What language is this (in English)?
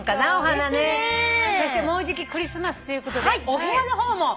Japanese